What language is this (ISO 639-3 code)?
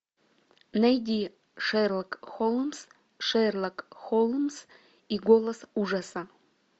rus